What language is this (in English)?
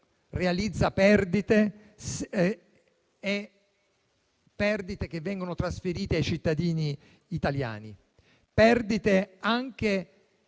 Italian